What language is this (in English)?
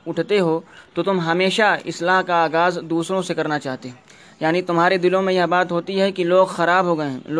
Urdu